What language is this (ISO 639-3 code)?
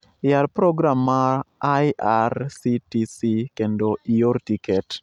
luo